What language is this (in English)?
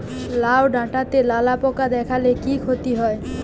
Bangla